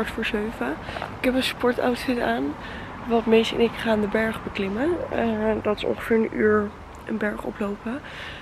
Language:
Dutch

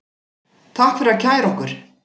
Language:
Icelandic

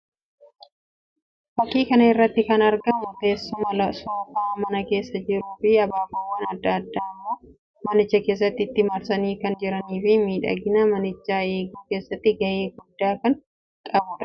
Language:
Oromo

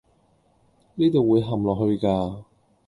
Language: Cantonese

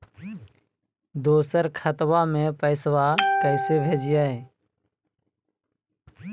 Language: Magahi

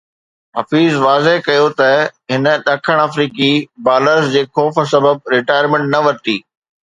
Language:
Sindhi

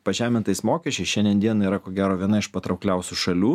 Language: Lithuanian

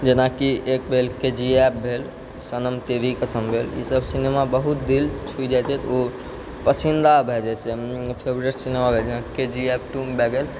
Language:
Maithili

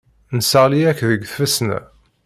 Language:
Kabyle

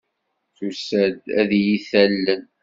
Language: Kabyle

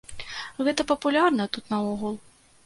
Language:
Belarusian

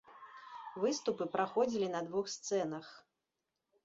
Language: Belarusian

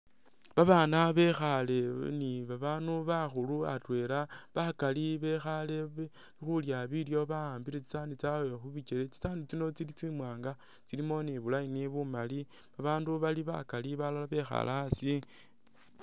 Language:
Masaaba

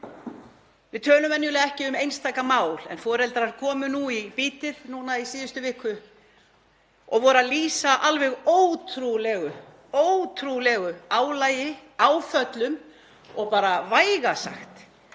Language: Icelandic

